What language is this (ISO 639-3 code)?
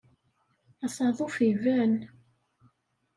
kab